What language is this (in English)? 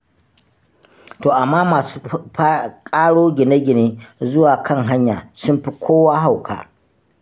Hausa